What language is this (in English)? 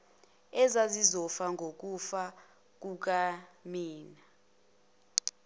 Zulu